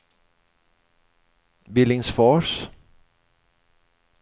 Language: Swedish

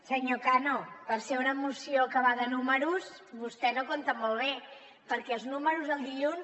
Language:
Catalan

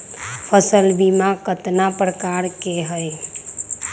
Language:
Magahi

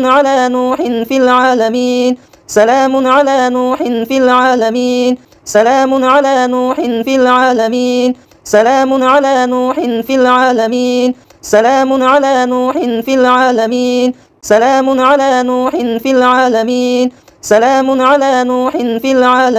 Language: Arabic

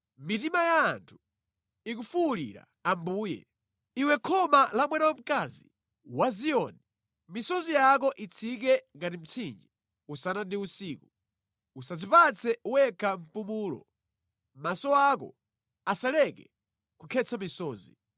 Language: Nyanja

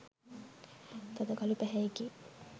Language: Sinhala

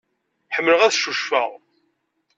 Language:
Kabyle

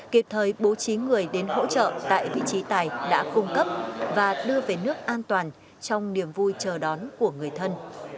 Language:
Vietnamese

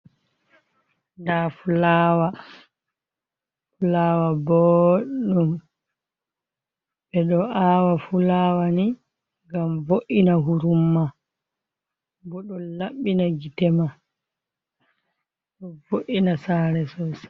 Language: Fula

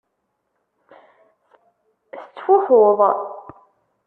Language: Kabyle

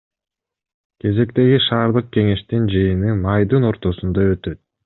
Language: Kyrgyz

